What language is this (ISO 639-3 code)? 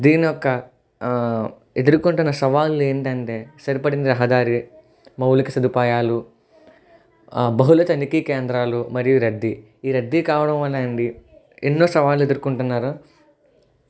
tel